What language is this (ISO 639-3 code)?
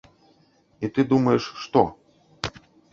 bel